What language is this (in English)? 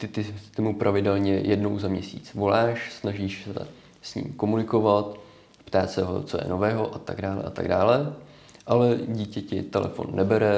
Czech